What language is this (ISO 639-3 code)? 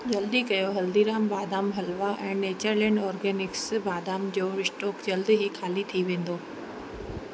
snd